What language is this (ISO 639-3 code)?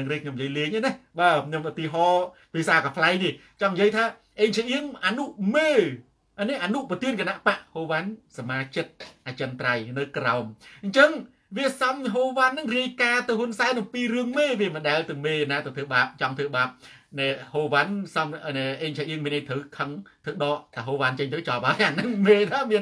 tha